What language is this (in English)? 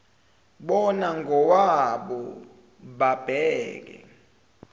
Zulu